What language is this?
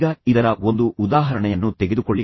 Kannada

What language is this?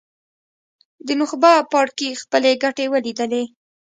Pashto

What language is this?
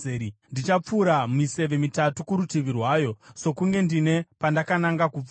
Shona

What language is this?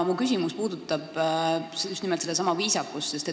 Estonian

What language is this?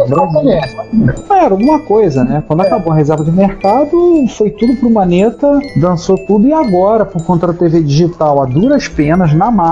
Portuguese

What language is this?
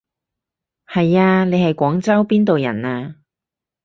Cantonese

